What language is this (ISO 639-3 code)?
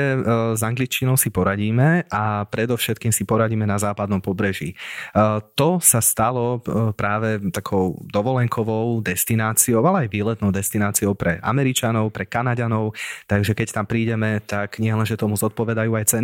slk